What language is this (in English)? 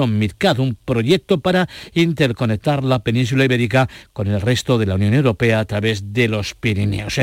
Spanish